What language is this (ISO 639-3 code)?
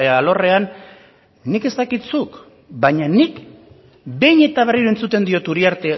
eus